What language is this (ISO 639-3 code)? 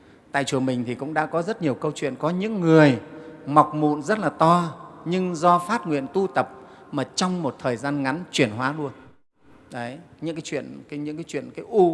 vie